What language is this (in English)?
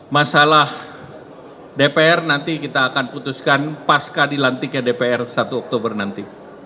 Indonesian